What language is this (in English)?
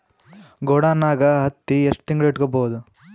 Kannada